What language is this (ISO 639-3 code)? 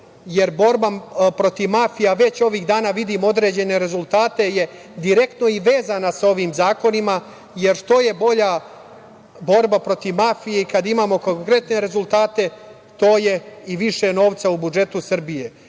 srp